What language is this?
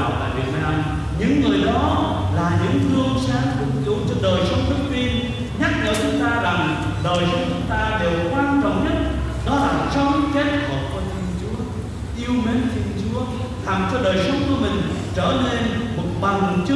Vietnamese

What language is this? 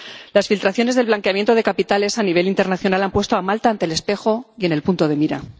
Spanish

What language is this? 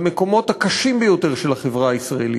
Hebrew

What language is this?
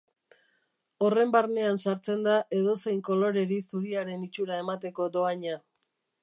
Basque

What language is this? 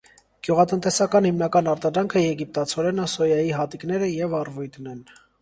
Armenian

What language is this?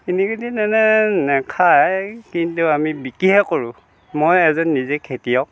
Assamese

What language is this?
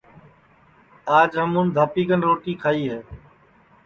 Sansi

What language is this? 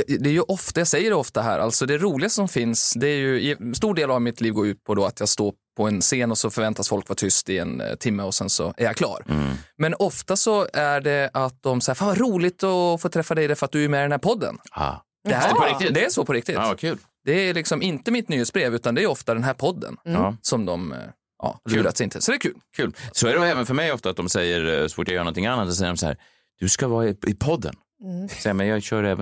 Swedish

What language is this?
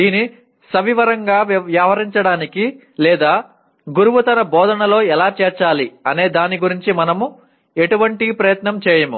Telugu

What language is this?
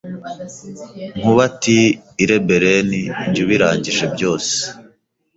Kinyarwanda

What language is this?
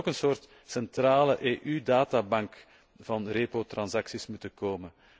Dutch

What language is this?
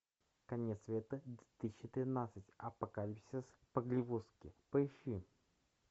Russian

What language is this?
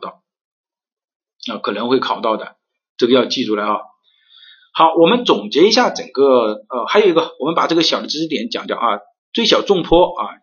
Chinese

